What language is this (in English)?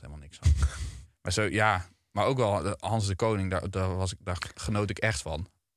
Dutch